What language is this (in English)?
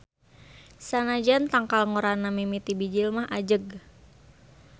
Sundanese